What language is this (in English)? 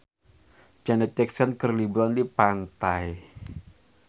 Sundanese